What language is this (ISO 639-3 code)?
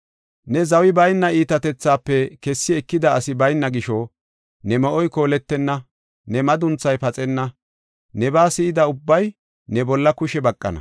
gof